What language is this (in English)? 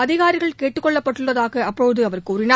Tamil